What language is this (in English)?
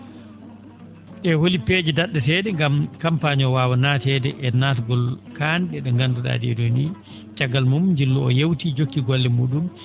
Fula